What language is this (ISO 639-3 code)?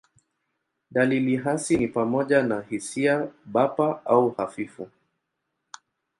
swa